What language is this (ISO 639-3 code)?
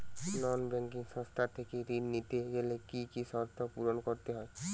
ben